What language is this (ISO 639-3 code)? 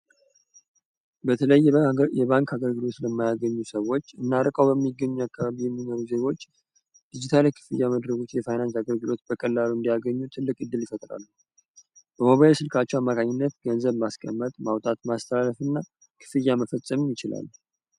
amh